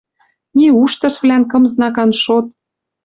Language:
Western Mari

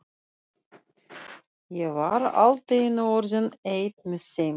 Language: Icelandic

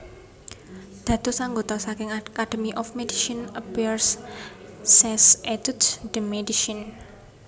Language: Javanese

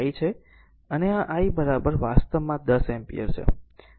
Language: Gujarati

